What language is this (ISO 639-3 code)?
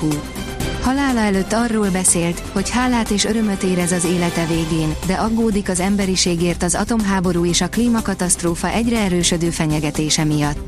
hun